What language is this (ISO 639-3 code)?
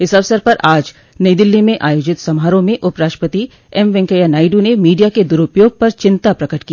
hin